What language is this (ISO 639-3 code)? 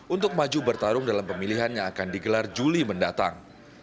ind